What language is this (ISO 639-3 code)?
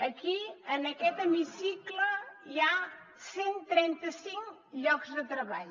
cat